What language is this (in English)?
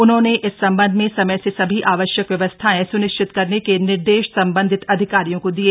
Hindi